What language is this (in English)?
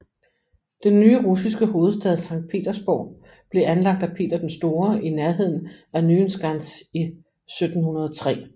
Danish